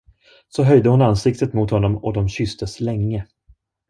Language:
Swedish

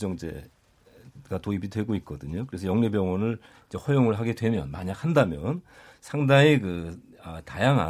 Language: Korean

